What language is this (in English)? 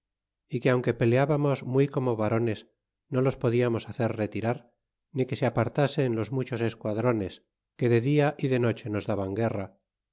Spanish